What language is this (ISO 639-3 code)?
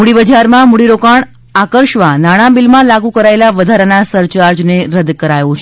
guj